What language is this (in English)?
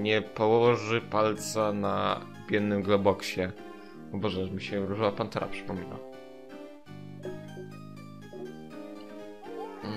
Polish